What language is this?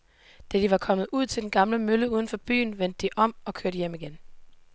Danish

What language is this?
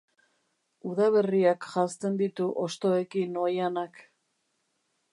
Basque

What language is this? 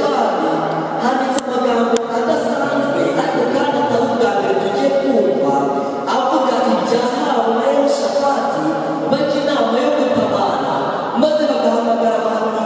Korean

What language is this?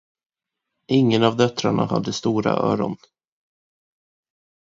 Swedish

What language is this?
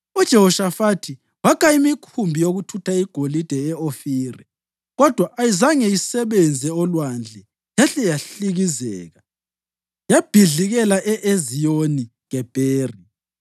North Ndebele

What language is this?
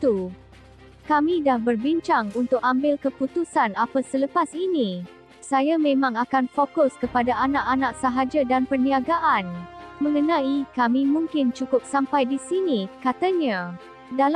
Malay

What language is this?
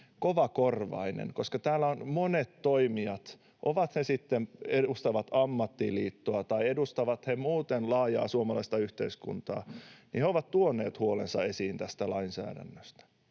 Finnish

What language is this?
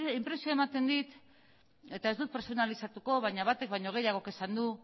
Basque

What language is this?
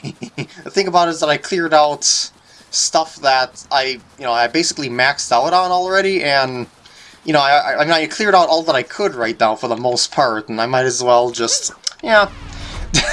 English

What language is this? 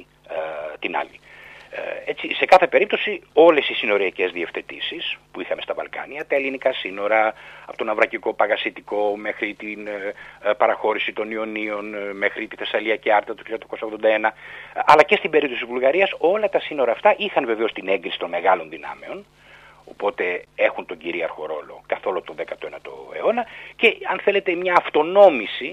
Greek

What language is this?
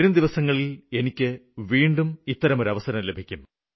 Malayalam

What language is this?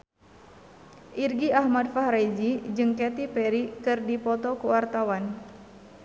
Sundanese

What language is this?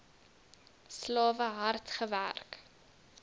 Afrikaans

